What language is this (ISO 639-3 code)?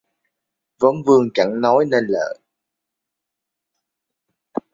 vie